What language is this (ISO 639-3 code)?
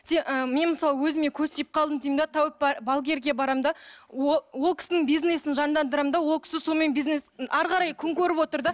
kaz